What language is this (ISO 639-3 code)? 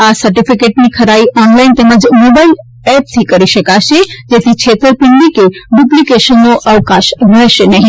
guj